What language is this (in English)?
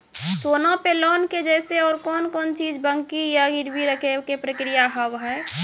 Maithili